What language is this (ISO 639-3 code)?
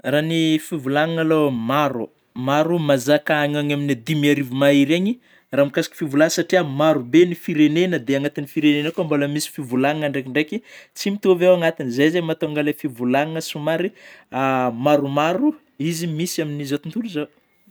bmm